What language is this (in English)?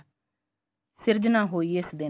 Punjabi